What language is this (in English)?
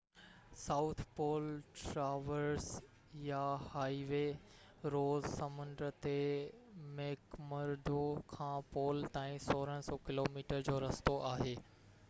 Sindhi